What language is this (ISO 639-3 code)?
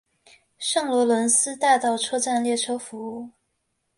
zho